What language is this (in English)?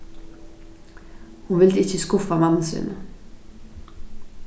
Faroese